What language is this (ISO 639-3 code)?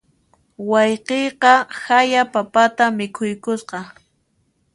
qxp